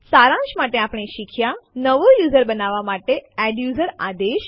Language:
Gujarati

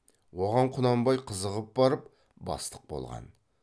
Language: Kazakh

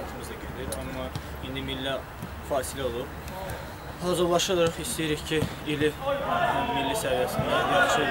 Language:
Turkish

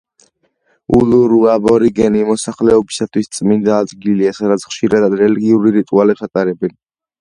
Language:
Georgian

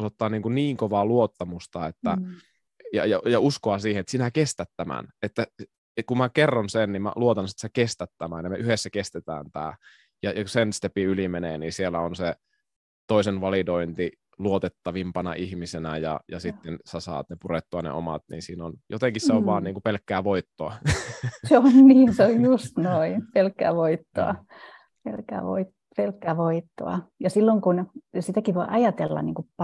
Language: Finnish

